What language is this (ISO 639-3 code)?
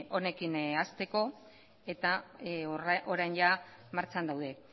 eus